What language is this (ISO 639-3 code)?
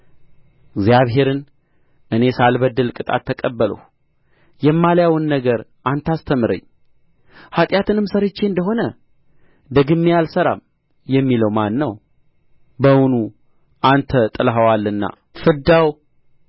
amh